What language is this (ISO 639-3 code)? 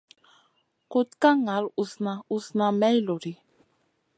mcn